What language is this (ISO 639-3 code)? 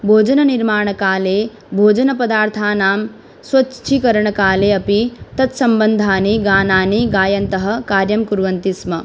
san